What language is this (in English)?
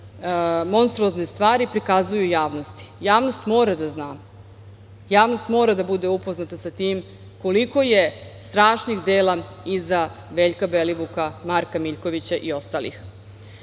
Serbian